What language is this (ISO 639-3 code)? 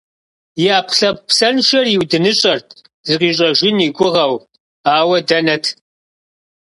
kbd